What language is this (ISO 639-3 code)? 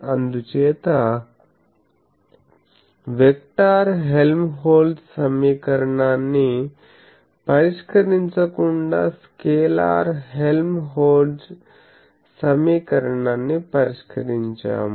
tel